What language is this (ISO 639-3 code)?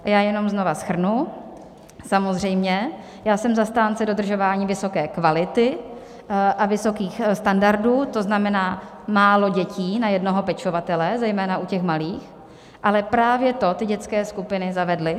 ces